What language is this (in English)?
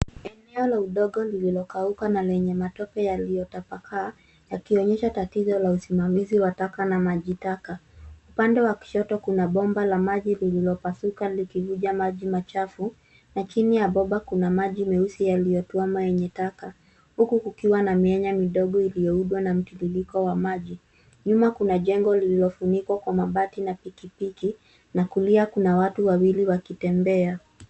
Swahili